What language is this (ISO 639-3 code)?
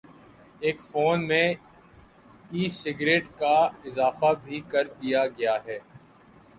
urd